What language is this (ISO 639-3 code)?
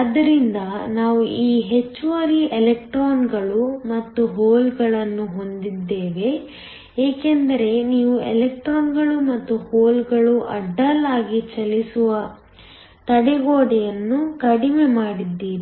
kan